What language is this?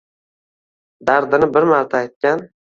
Uzbek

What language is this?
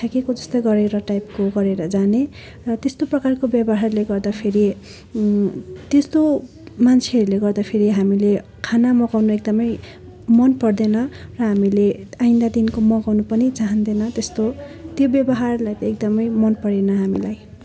Nepali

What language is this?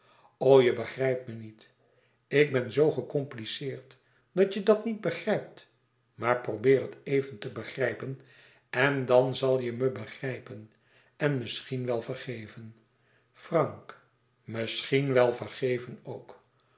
Dutch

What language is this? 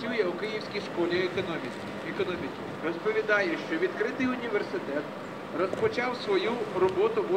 Russian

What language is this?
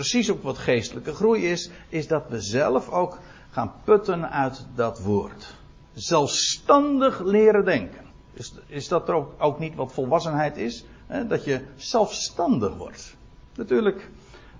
Dutch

